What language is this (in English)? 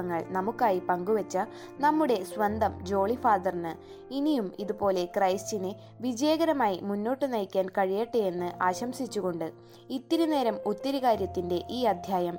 Malayalam